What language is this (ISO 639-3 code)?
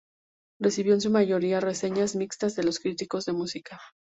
spa